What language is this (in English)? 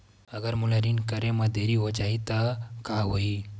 Chhattisgarhi